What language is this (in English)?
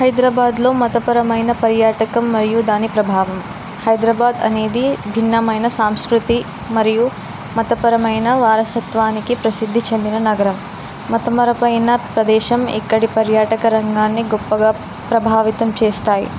Telugu